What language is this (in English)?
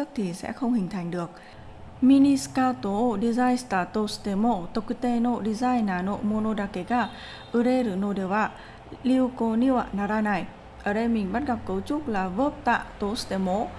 Vietnamese